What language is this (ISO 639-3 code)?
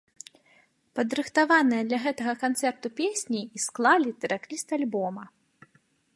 bel